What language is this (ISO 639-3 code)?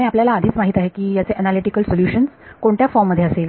mar